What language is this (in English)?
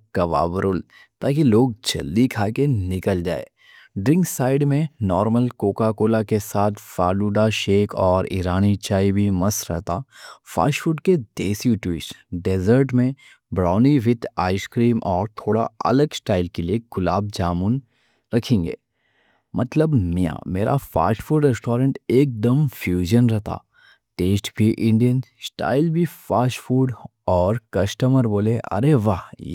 Deccan